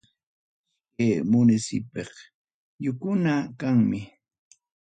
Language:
Ayacucho Quechua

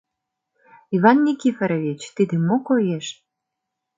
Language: Mari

